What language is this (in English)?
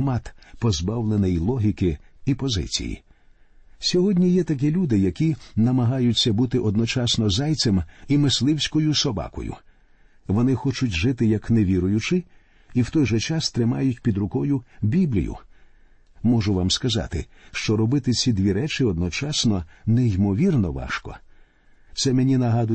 Ukrainian